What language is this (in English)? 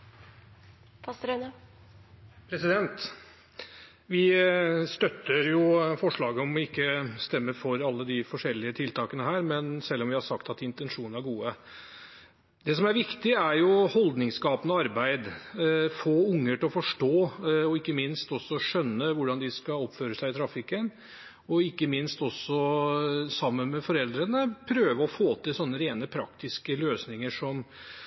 Norwegian